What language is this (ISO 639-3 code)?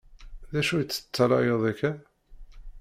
kab